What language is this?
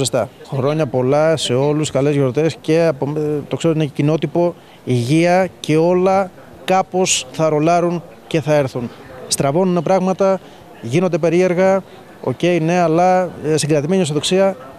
Greek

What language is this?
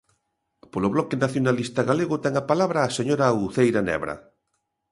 Galician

